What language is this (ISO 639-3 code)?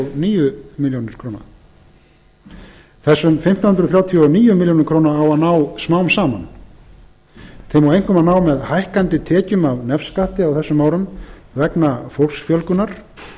isl